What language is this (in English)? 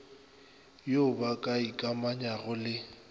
Northern Sotho